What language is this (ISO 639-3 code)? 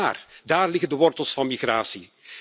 nld